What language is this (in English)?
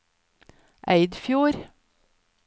Norwegian